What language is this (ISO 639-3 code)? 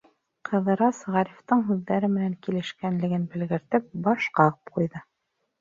bak